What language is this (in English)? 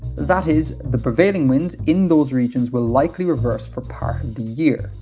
English